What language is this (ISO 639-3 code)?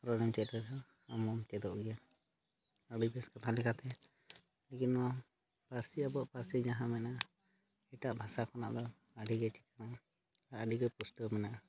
sat